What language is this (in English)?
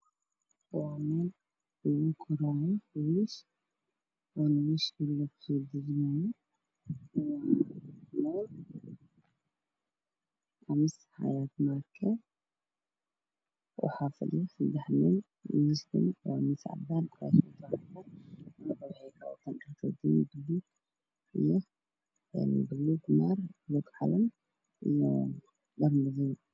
Somali